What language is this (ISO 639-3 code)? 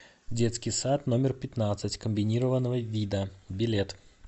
rus